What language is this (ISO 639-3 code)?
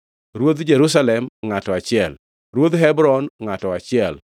luo